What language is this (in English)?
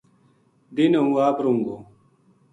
Gujari